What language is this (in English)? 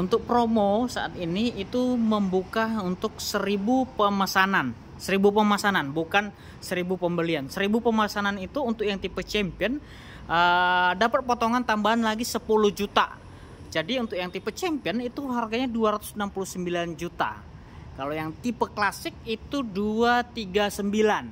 Indonesian